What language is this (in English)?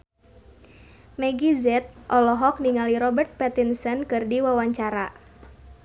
Sundanese